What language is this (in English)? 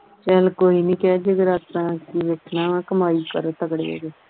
Punjabi